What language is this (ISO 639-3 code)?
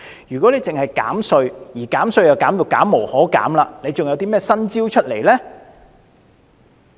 yue